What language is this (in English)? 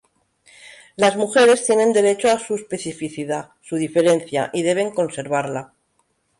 Spanish